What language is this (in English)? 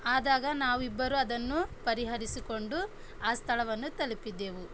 Kannada